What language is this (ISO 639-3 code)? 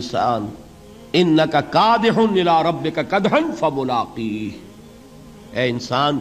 urd